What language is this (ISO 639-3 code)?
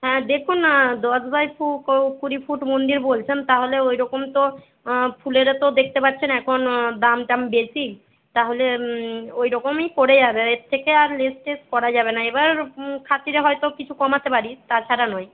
ben